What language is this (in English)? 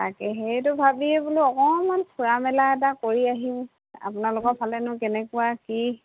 Assamese